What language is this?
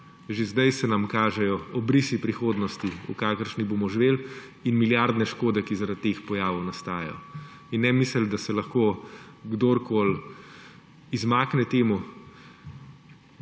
Slovenian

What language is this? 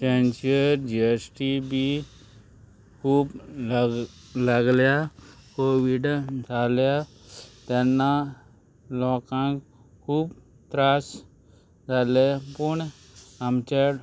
Konkani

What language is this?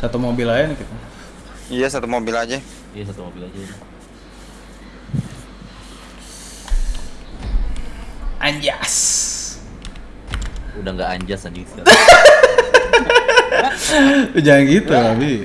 Indonesian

